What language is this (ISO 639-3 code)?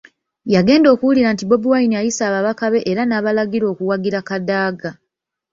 lug